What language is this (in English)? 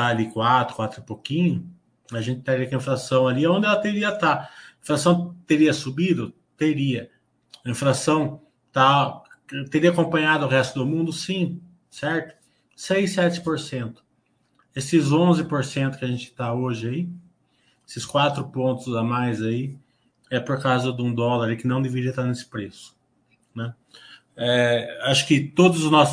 Portuguese